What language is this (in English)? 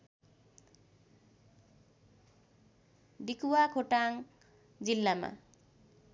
Nepali